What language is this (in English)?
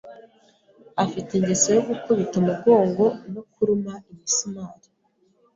Kinyarwanda